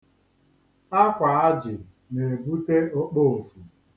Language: Igbo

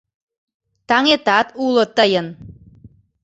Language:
Mari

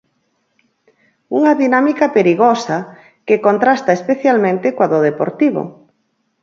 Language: Galician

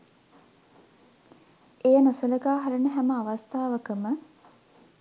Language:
Sinhala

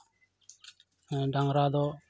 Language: Santali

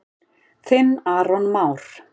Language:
Icelandic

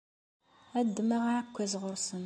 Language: Kabyle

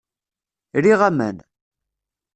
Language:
Kabyle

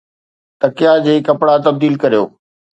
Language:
Sindhi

